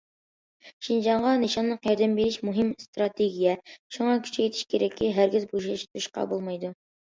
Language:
Uyghur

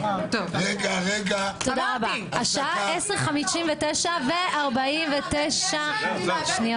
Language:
Hebrew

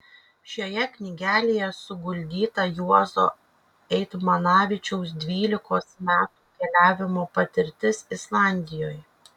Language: Lithuanian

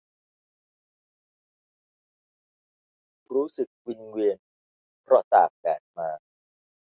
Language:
Thai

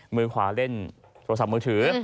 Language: Thai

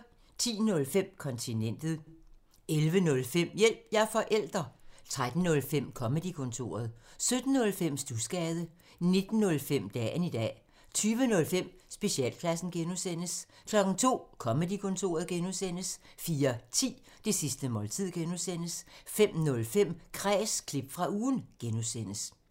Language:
Danish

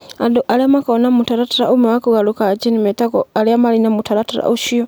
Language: Kikuyu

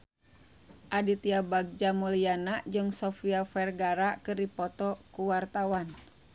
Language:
Sundanese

